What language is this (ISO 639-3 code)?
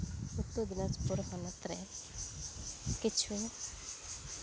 sat